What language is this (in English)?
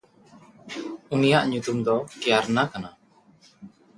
Santali